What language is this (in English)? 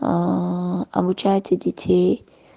Russian